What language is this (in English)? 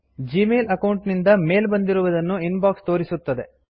Kannada